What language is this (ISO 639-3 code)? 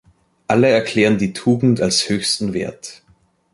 deu